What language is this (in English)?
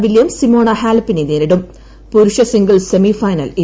Malayalam